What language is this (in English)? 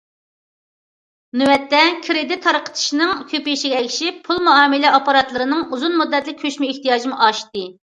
Uyghur